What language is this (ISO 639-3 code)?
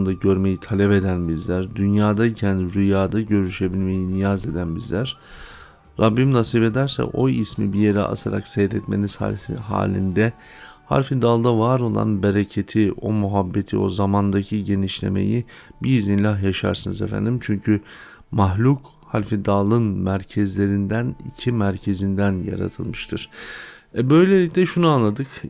tur